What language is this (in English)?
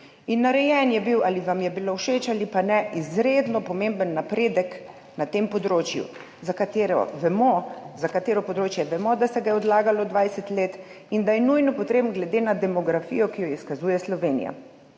Slovenian